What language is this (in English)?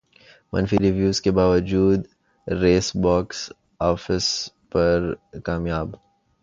Urdu